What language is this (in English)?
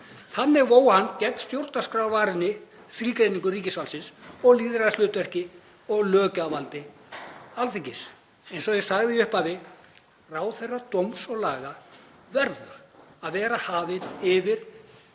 Icelandic